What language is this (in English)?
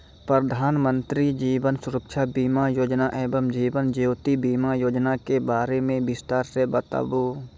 Maithili